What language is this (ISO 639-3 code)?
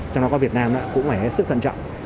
vie